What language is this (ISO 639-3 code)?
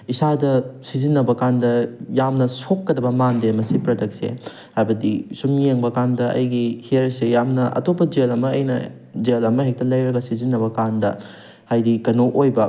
mni